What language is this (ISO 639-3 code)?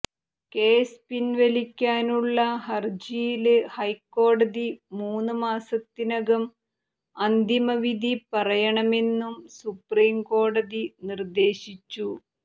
mal